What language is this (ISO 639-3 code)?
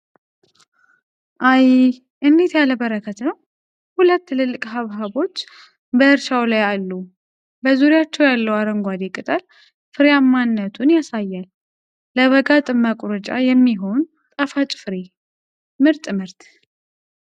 amh